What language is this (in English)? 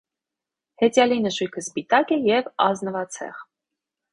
Armenian